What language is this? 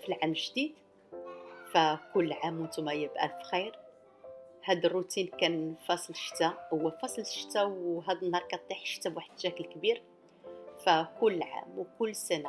Arabic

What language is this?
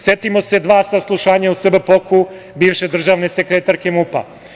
Serbian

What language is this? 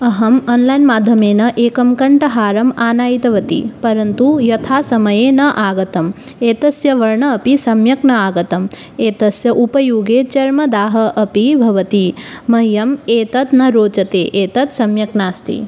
Sanskrit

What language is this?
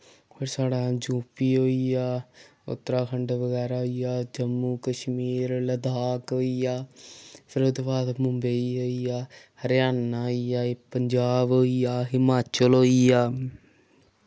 Dogri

